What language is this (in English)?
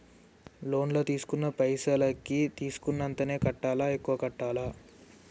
Telugu